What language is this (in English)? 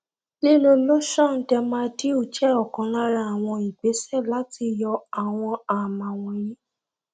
Yoruba